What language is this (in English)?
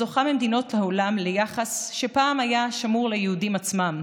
Hebrew